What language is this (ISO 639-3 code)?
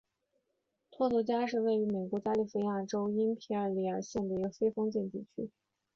zho